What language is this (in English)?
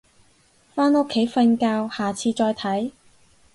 Cantonese